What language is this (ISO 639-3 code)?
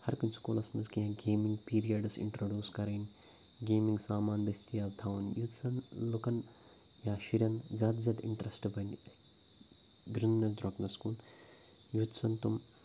kas